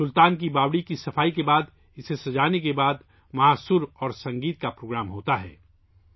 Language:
Urdu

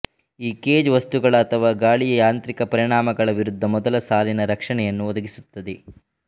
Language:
Kannada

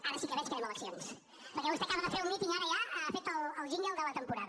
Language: Catalan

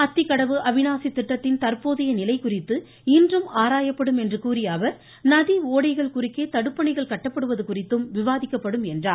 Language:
Tamil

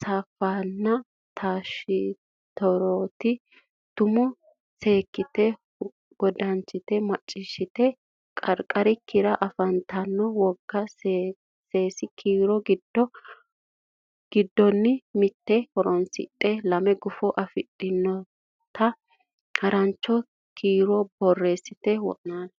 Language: Sidamo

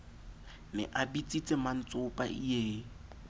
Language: Southern Sotho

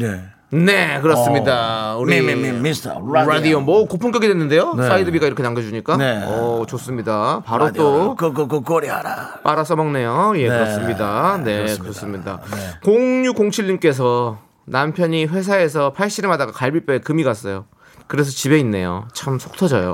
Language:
Korean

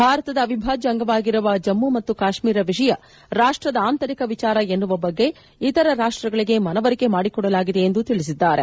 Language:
Kannada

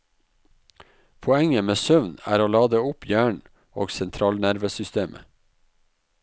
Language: Norwegian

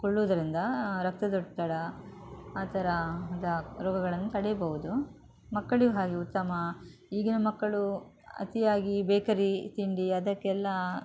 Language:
Kannada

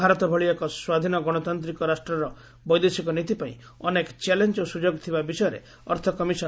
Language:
Odia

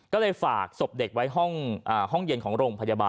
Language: Thai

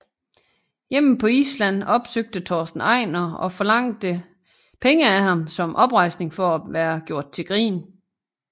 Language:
Danish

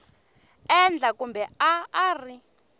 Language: Tsonga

